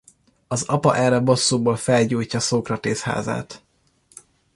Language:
Hungarian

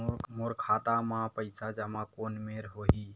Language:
Chhattisgarhi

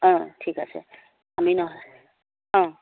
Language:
Assamese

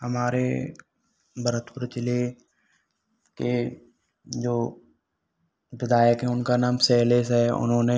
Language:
Hindi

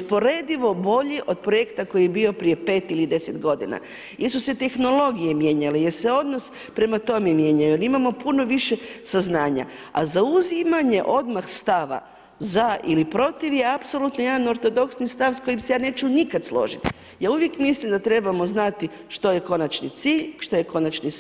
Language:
Croatian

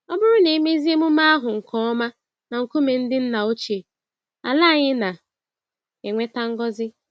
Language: Igbo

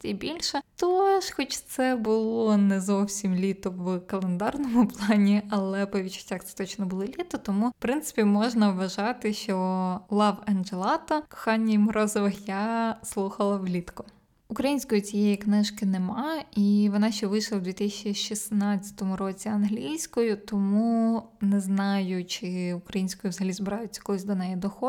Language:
Ukrainian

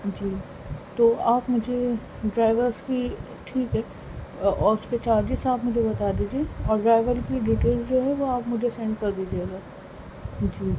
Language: Urdu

